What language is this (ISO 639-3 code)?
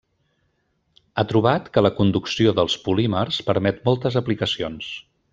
cat